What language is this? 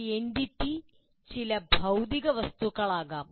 Malayalam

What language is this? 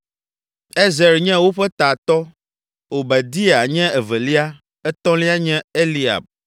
Ewe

